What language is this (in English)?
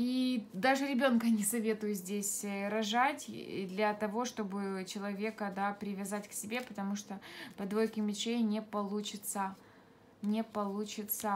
Russian